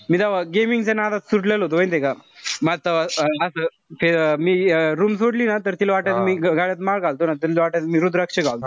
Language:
Marathi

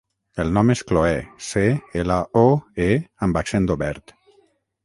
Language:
Catalan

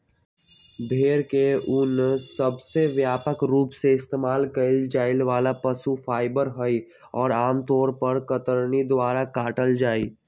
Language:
Magahi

